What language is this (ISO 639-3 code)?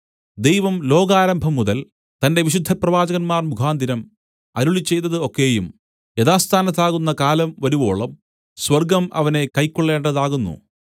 mal